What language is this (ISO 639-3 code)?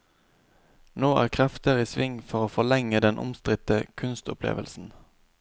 nor